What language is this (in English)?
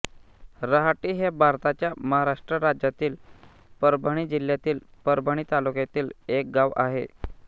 Marathi